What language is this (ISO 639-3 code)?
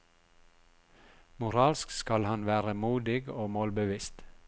nor